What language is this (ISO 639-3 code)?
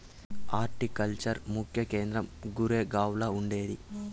tel